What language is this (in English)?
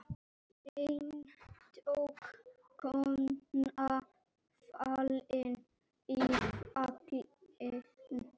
Icelandic